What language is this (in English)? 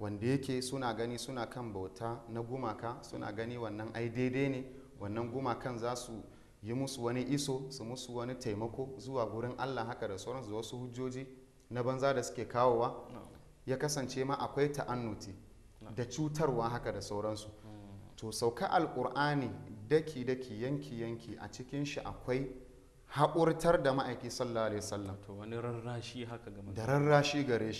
Arabic